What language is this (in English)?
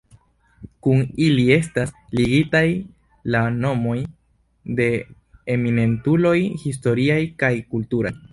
Esperanto